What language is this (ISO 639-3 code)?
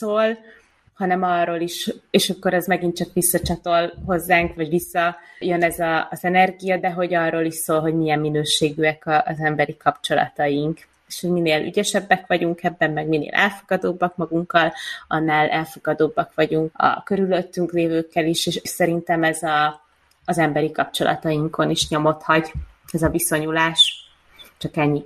hun